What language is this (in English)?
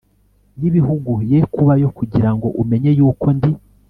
Kinyarwanda